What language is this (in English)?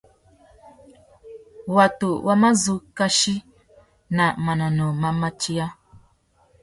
Tuki